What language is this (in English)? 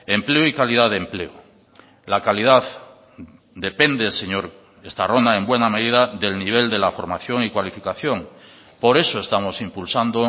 Spanish